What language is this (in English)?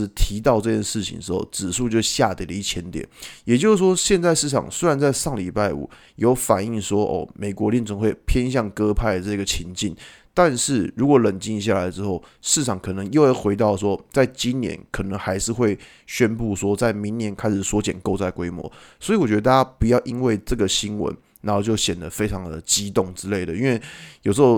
Chinese